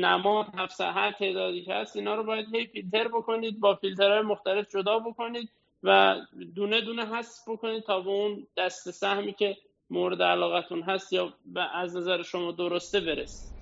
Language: Persian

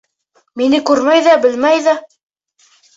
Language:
Bashkir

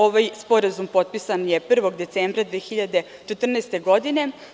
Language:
Serbian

